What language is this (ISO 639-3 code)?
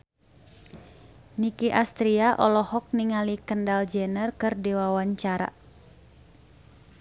sun